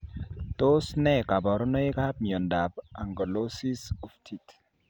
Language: Kalenjin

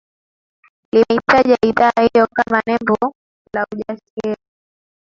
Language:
Swahili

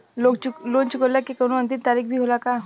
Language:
Bhojpuri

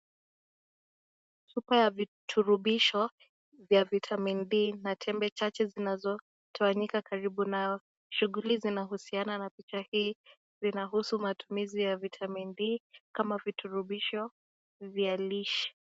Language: Swahili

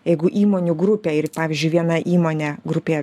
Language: Lithuanian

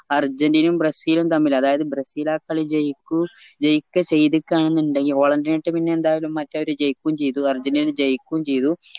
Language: Malayalam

